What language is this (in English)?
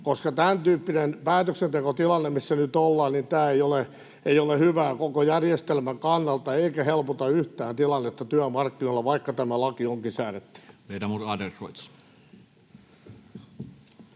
Finnish